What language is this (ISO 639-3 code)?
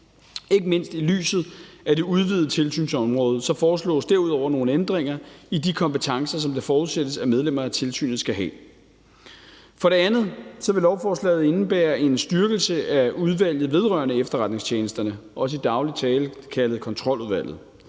dan